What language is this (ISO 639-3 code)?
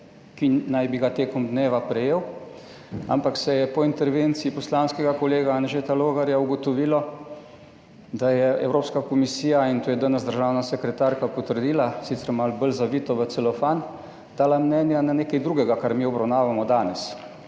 slv